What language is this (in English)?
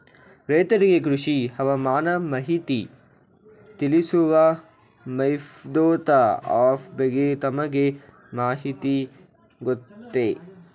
Kannada